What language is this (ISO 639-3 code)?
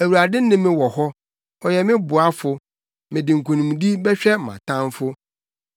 aka